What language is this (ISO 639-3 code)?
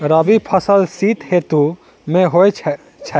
mai